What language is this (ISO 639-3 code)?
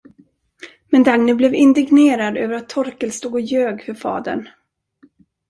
swe